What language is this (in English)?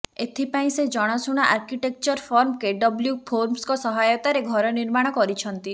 Odia